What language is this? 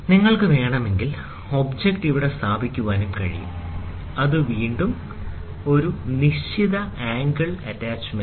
Malayalam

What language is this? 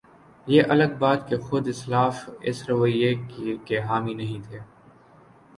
Urdu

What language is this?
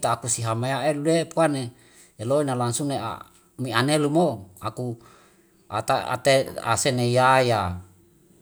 Wemale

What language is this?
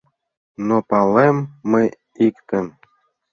Mari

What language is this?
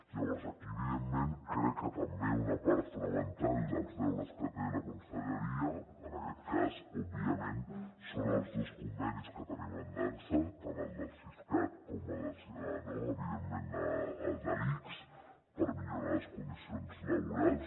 Catalan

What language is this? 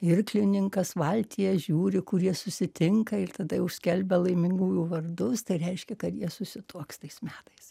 Lithuanian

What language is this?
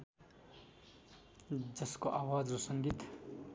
Nepali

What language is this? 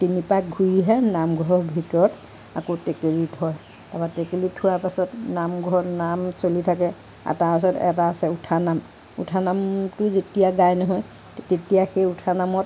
Assamese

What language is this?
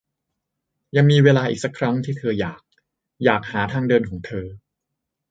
Thai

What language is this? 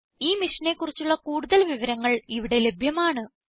Malayalam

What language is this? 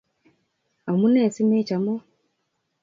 Kalenjin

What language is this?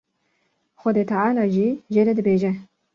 Kurdish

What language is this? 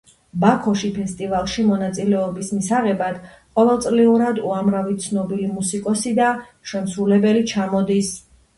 Georgian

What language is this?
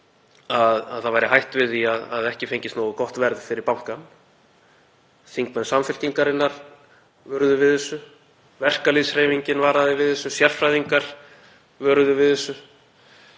Icelandic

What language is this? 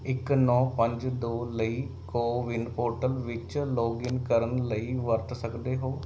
Punjabi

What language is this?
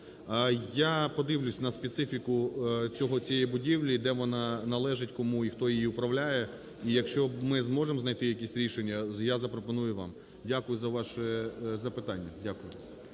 Ukrainian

